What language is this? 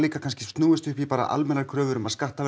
Icelandic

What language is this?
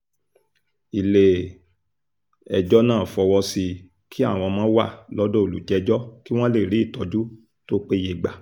Yoruba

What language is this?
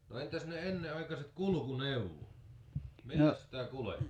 Finnish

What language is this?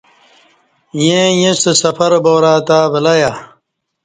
Kati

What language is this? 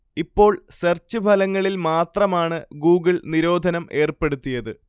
Malayalam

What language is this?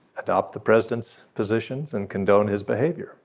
English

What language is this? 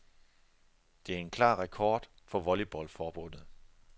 Danish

